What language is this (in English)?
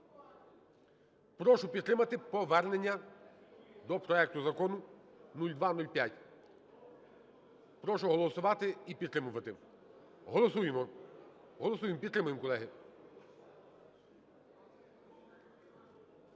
Ukrainian